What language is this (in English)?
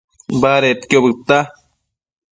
Matsés